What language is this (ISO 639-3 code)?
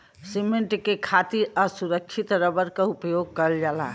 bho